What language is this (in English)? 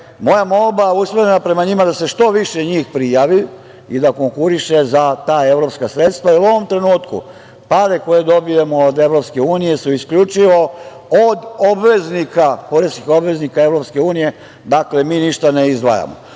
Serbian